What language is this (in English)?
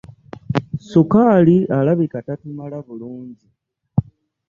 Ganda